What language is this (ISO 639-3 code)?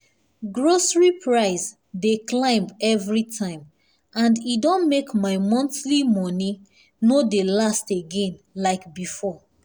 pcm